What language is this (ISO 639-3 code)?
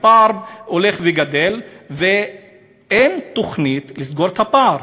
heb